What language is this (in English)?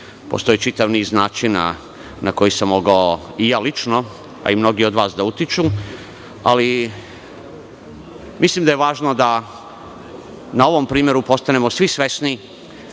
Serbian